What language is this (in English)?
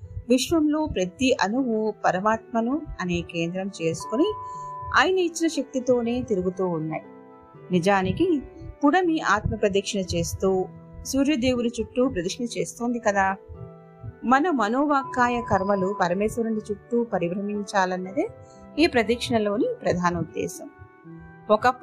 Telugu